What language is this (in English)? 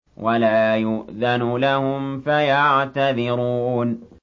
Arabic